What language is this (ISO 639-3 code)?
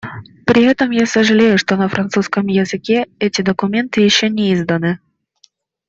rus